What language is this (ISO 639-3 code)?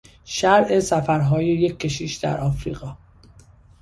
fas